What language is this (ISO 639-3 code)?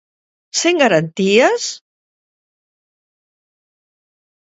glg